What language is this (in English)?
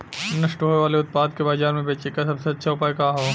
Bhojpuri